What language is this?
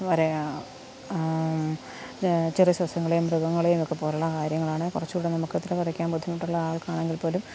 Malayalam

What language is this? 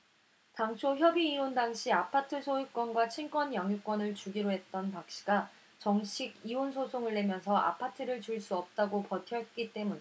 Korean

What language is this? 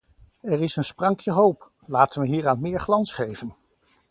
Dutch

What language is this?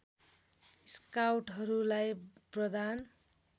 Nepali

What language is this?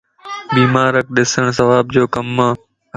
Lasi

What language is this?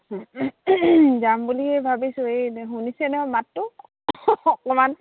Assamese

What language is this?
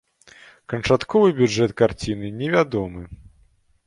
Belarusian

